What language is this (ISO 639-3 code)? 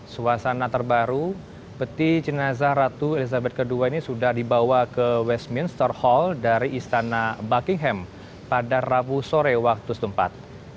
ind